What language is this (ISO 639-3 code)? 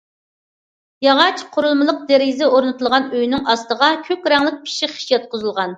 uig